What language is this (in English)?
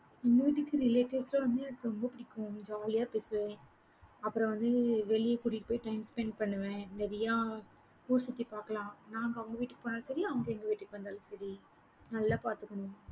Tamil